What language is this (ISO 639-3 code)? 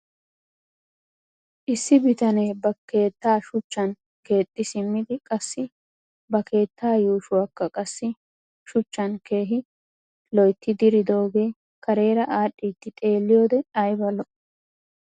wal